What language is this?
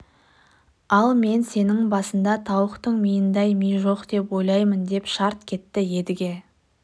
Kazakh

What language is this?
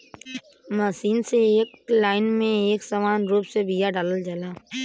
Bhojpuri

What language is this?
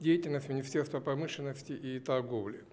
Russian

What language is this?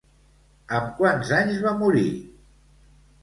Catalan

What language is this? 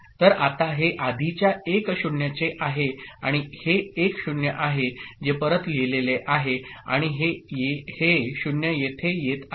Marathi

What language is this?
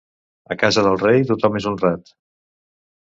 Catalan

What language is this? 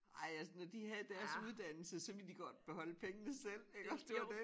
Danish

